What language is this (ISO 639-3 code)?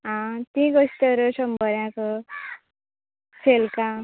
kok